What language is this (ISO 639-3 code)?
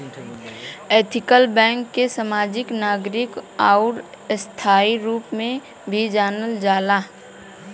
bho